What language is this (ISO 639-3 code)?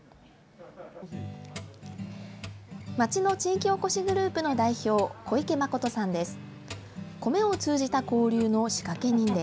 jpn